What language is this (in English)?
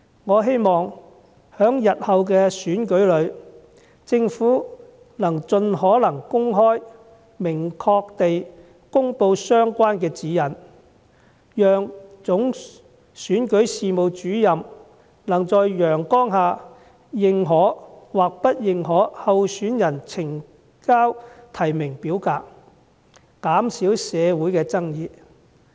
Cantonese